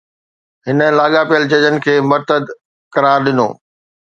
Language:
Sindhi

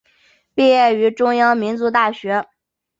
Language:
Chinese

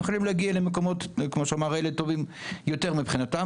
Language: Hebrew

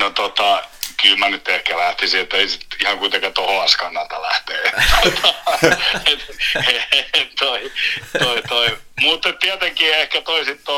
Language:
Finnish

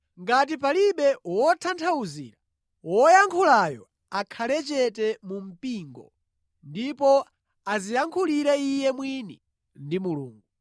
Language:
Nyanja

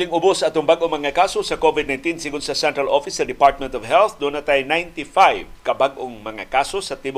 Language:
Filipino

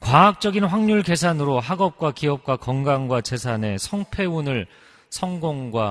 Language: Korean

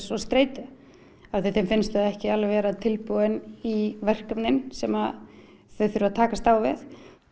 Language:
Icelandic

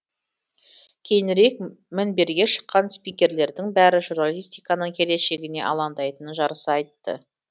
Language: Kazakh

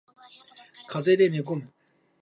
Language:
Japanese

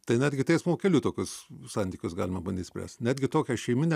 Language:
Lithuanian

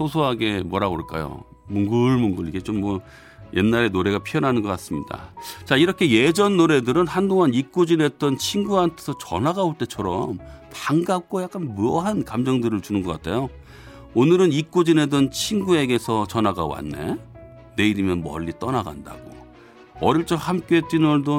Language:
Korean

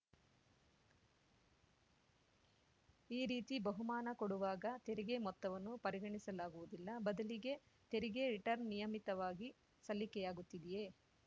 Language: Kannada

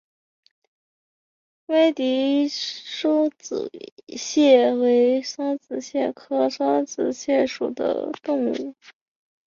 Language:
Chinese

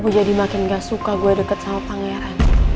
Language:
Indonesian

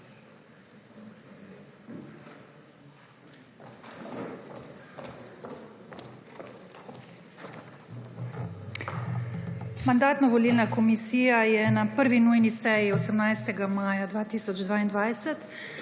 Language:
Slovenian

